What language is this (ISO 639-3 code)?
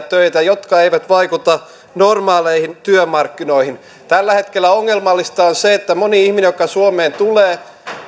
fin